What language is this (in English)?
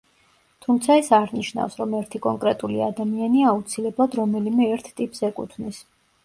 Georgian